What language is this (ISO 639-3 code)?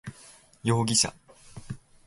jpn